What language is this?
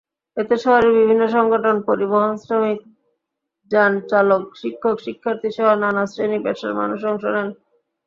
Bangla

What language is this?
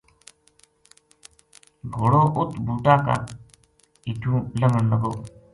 Gujari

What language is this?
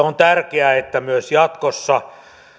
Finnish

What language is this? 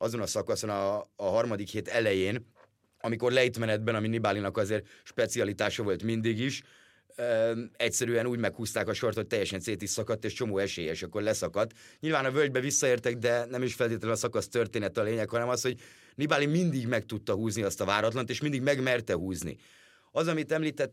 Hungarian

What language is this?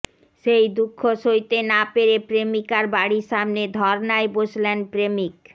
Bangla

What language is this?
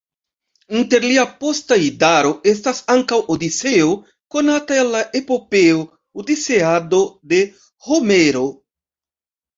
Esperanto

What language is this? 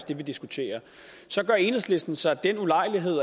Danish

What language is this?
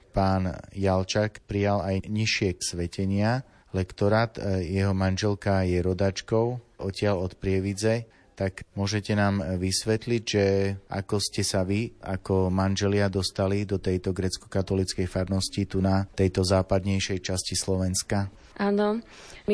Slovak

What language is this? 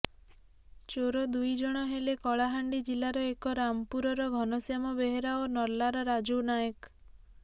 Odia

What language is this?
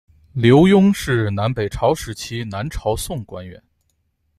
Chinese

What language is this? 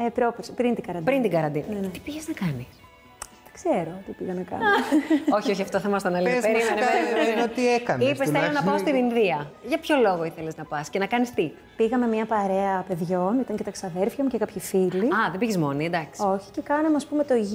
Greek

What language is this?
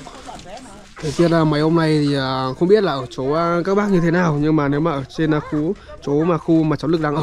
Vietnamese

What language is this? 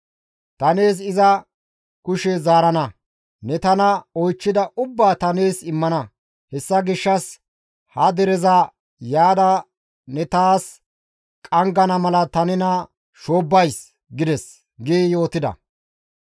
Gamo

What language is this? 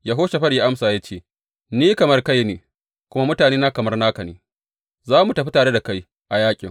Hausa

